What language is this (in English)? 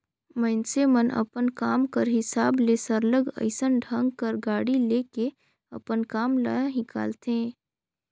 Chhattisgarhi